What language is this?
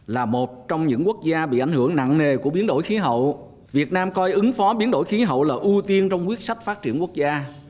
Vietnamese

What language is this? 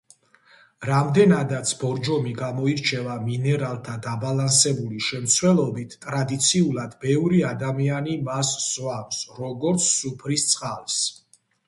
Georgian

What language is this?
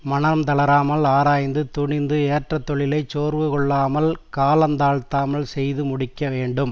Tamil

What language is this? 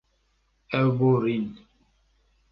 Kurdish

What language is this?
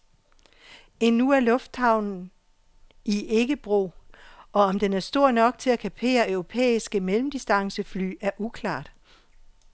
Danish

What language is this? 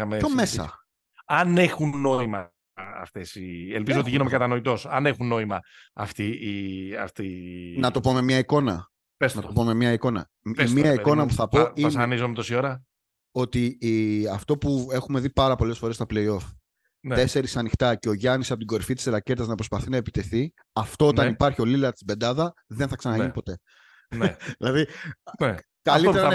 Greek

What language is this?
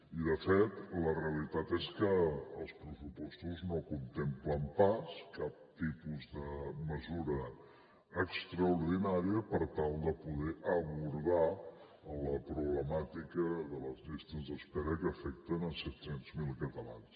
Catalan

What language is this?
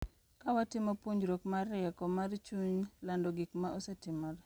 Luo (Kenya and Tanzania)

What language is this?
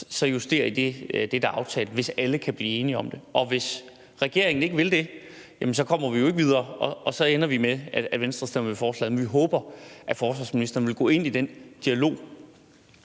Danish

